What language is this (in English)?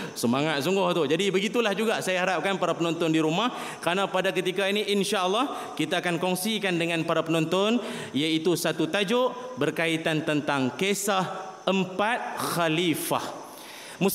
Malay